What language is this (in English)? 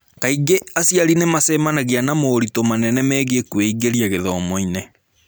Kikuyu